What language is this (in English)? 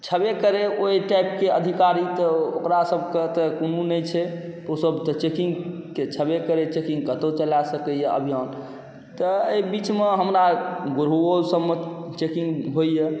Maithili